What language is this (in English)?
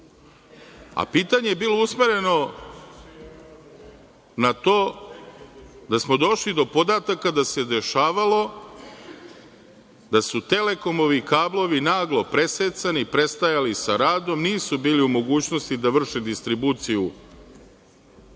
Serbian